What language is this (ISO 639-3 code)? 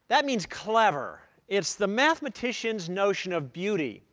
eng